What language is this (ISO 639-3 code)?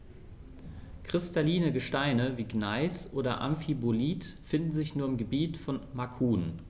deu